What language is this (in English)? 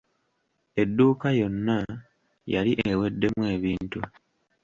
Ganda